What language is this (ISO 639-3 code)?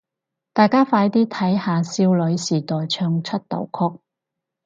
yue